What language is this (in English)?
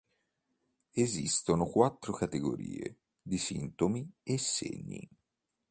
Italian